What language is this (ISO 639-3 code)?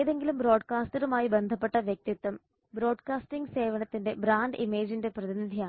mal